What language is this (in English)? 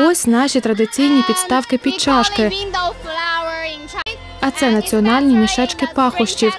Ukrainian